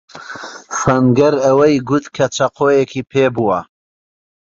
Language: Central Kurdish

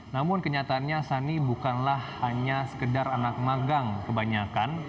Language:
Indonesian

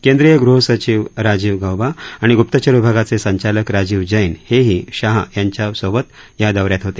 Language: Marathi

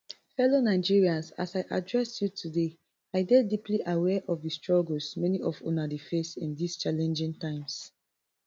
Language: Nigerian Pidgin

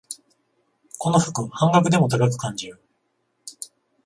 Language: Japanese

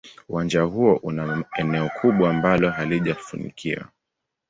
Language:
Swahili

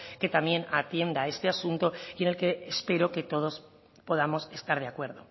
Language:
Spanish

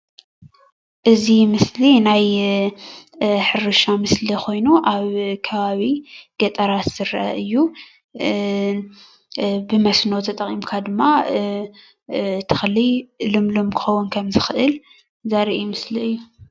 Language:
Tigrinya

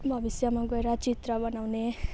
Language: Nepali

